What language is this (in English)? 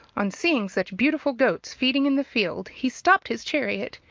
English